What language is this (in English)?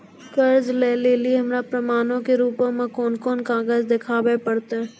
Maithili